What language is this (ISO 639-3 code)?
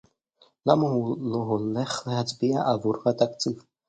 heb